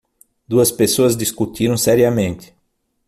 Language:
Portuguese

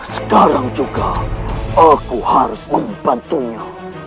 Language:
Indonesian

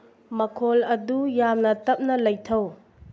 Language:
Manipuri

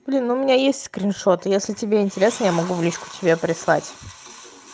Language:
Russian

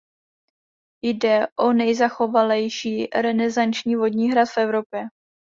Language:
Czech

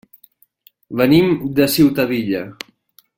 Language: Catalan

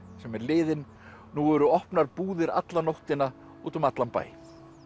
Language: Icelandic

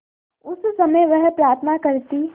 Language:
Hindi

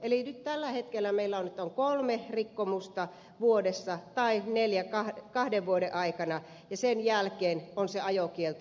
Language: Finnish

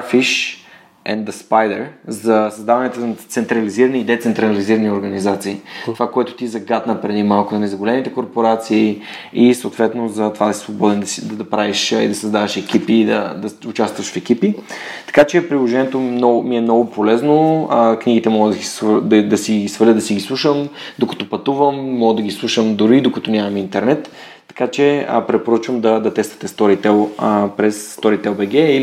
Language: Bulgarian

